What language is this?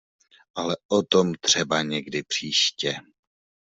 Czech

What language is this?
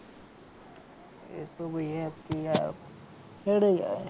Gujarati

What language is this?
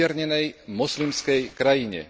Slovak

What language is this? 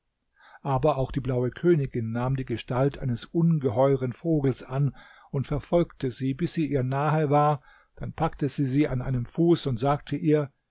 German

